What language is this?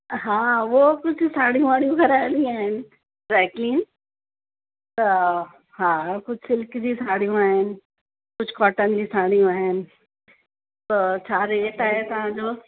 Sindhi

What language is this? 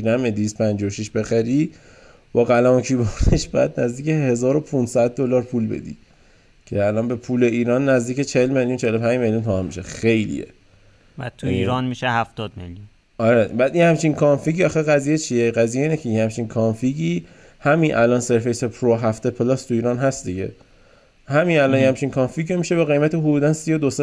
Persian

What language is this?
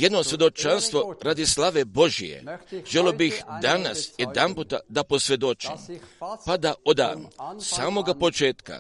Croatian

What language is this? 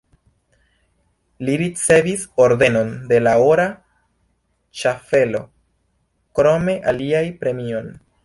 Esperanto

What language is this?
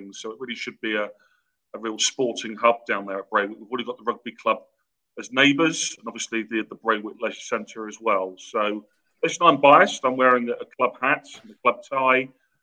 English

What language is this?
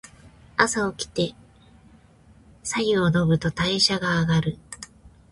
Japanese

